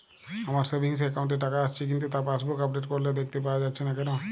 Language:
Bangla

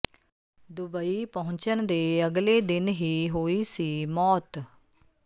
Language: Punjabi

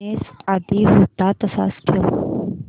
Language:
Marathi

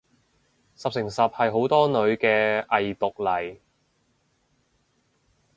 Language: Cantonese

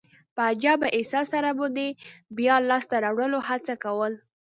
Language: Pashto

